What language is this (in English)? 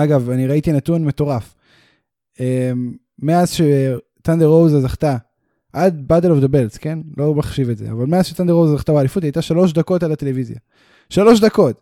Hebrew